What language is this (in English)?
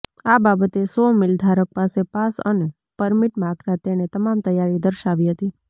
Gujarati